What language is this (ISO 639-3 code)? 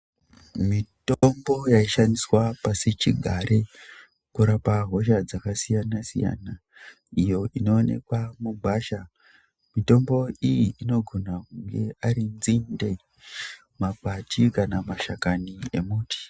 ndc